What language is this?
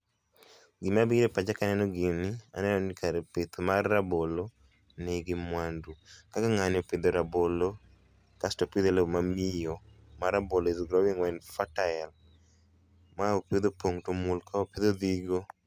Luo (Kenya and Tanzania)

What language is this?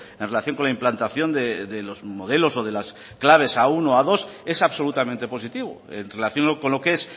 Spanish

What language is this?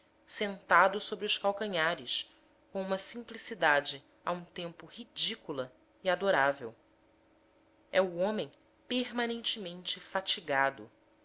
Portuguese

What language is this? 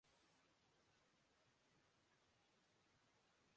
Urdu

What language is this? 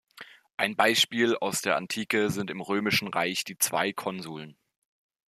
German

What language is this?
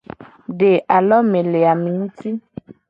Gen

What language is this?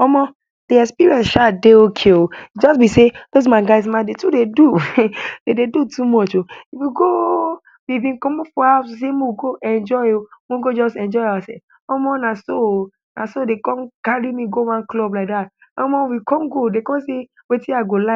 Nigerian Pidgin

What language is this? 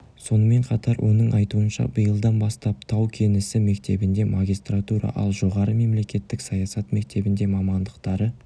Kazakh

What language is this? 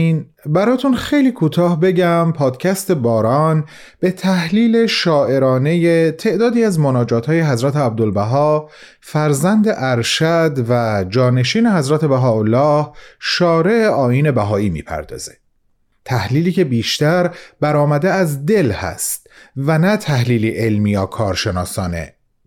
Persian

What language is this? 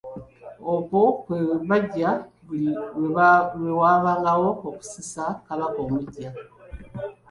Ganda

